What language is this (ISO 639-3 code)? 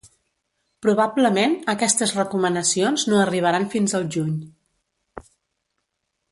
cat